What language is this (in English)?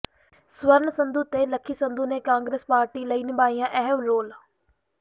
Punjabi